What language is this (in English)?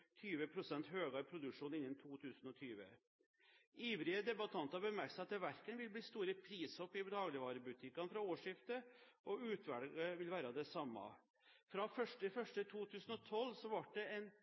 Norwegian Bokmål